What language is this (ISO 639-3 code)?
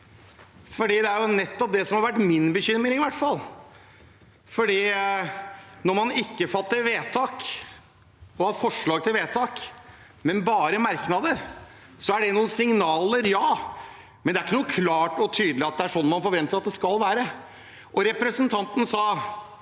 nor